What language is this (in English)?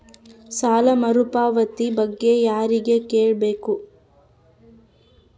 Kannada